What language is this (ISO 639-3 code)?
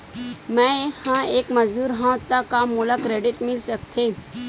hne